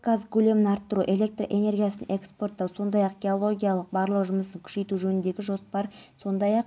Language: Kazakh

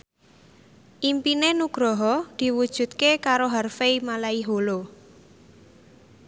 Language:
Javanese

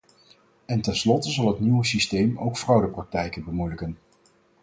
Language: Dutch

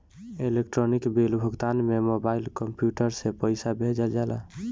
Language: Bhojpuri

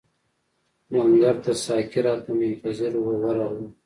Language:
Pashto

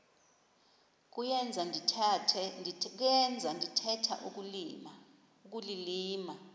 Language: Xhosa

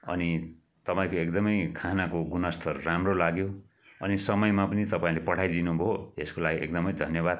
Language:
Nepali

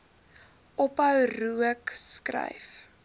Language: Afrikaans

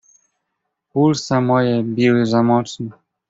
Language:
Polish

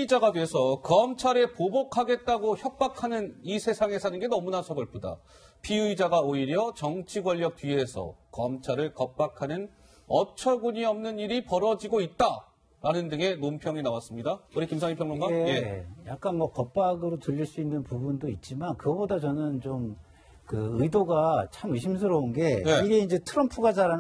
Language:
Korean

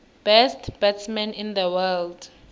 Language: South Ndebele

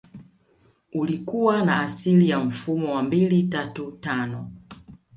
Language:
Swahili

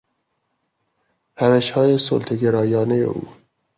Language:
Persian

